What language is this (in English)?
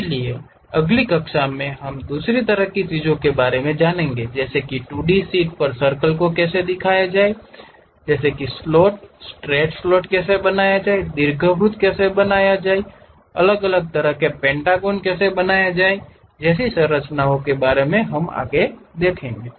Hindi